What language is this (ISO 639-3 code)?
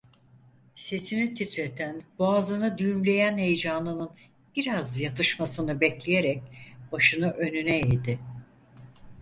tur